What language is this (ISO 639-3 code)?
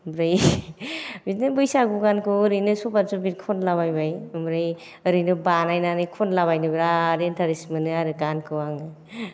brx